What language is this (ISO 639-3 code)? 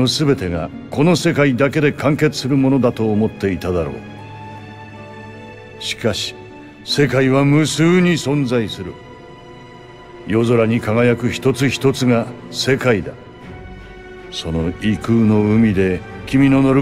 jpn